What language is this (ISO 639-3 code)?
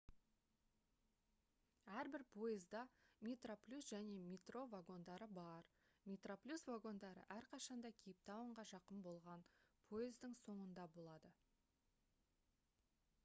kaz